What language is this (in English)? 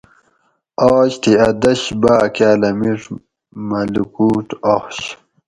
Gawri